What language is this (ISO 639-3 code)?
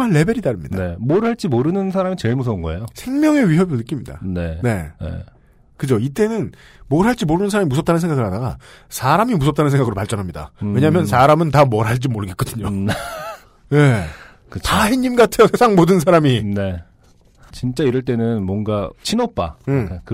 kor